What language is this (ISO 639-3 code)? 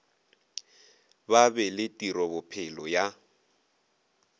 nso